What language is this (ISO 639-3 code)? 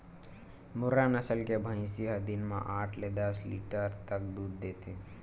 hne